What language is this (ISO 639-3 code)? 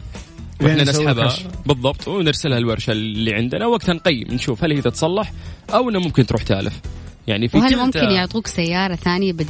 ara